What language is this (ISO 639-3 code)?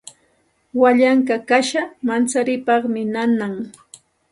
qxt